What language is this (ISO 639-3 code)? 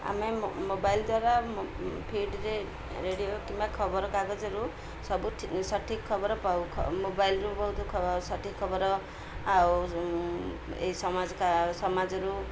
ori